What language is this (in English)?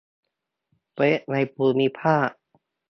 Thai